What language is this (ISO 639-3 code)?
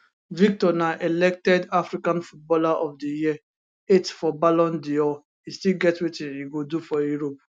pcm